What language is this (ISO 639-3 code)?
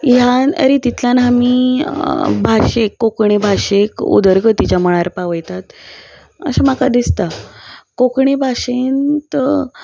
kok